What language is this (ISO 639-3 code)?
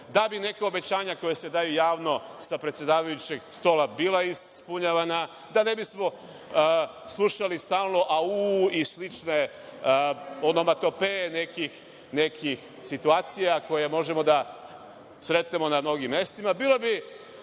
srp